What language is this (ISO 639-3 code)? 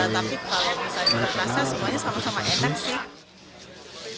ind